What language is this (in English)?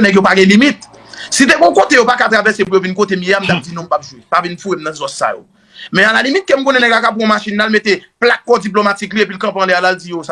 French